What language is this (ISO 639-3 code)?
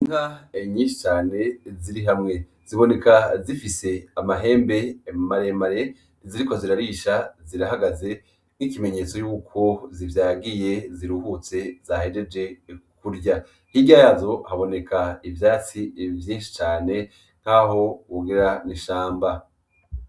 run